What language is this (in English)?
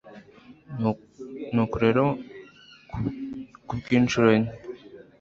Kinyarwanda